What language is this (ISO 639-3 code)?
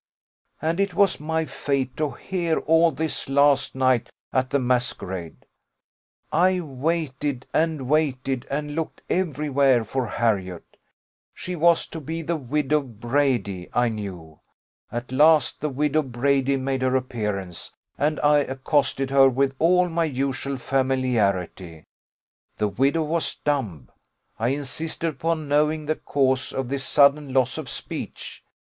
eng